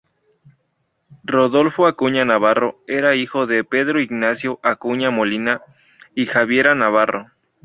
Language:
Spanish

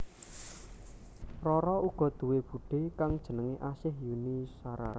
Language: Javanese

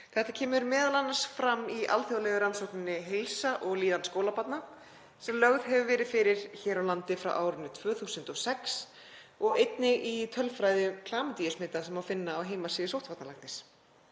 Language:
Icelandic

